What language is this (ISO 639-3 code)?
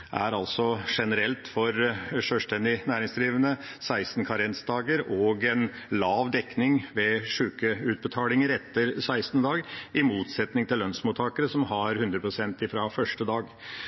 nob